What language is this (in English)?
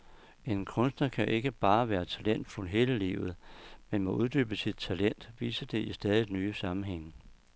Danish